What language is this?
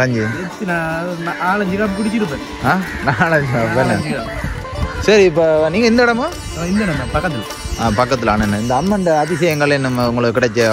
Indonesian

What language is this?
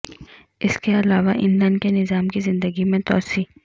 Urdu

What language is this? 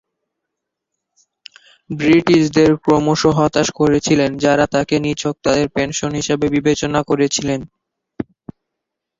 Bangla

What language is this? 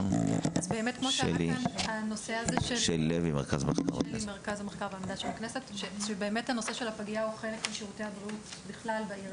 Hebrew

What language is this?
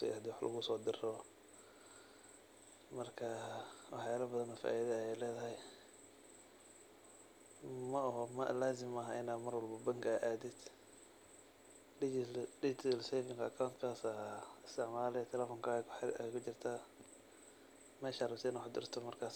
Somali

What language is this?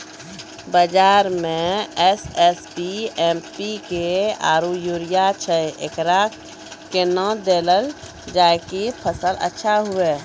Maithili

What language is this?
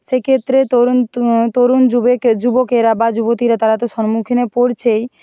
Bangla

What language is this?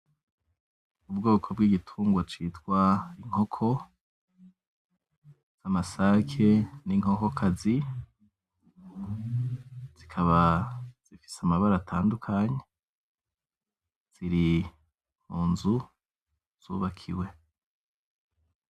Rundi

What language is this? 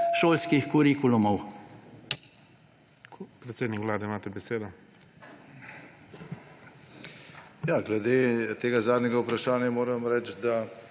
Slovenian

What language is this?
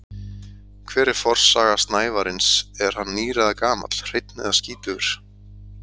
Icelandic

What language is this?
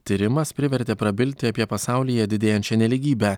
Lithuanian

